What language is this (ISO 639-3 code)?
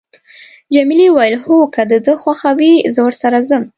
pus